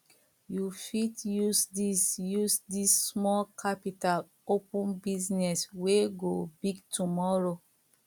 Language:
Nigerian Pidgin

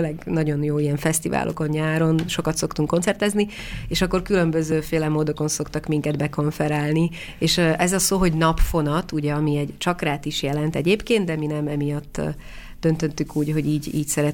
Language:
Hungarian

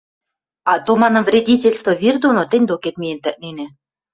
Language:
Western Mari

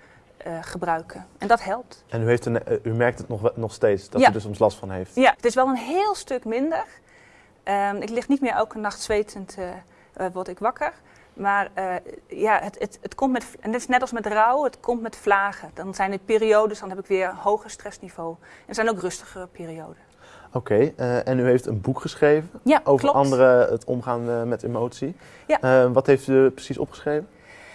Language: Dutch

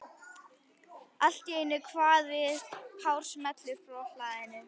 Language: Icelandic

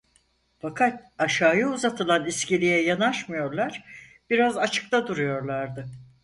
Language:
Turkish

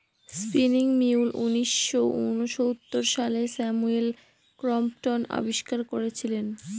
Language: Bangla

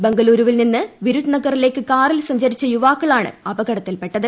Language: Malayalam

